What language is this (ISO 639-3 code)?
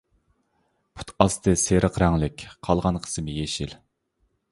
uig